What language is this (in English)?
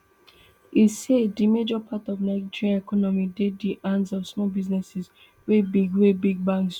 Nigerian Pidgin